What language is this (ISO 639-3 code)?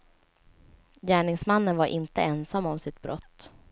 swe